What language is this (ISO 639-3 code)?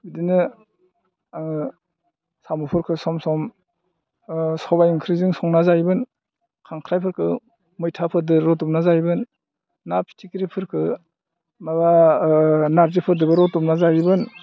brx